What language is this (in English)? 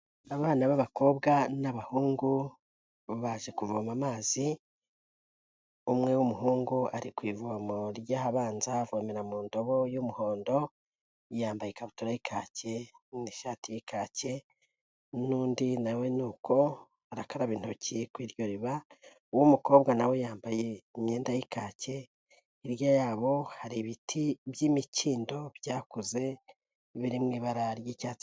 Kinyarwanda